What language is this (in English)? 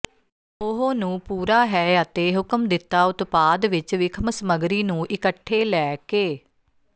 Punjabi